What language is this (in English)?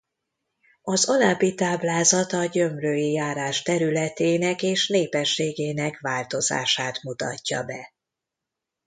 Hungarian